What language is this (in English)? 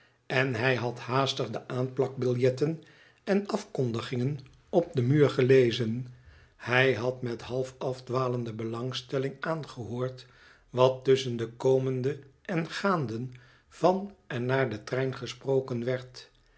Dutch